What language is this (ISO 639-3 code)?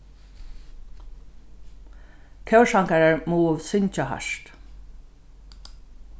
fao